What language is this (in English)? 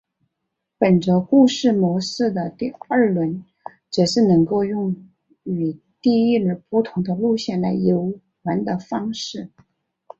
Chinese